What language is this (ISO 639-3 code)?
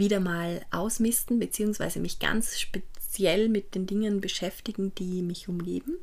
deu